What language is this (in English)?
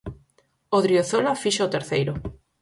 Galician